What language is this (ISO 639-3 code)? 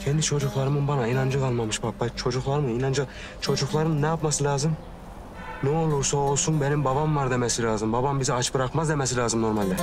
tur